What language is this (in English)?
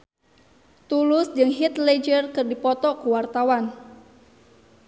Sundanese